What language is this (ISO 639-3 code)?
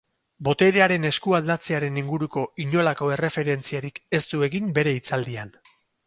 eus